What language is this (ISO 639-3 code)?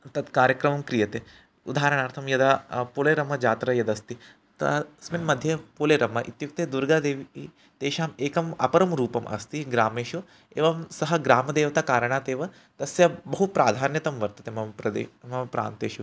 san